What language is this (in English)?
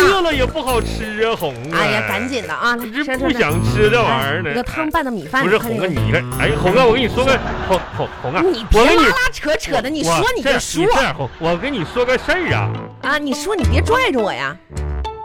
Chinese